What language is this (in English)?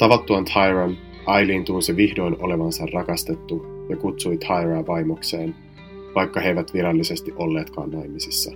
Finnish